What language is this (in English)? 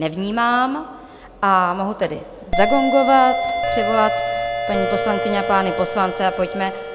Czech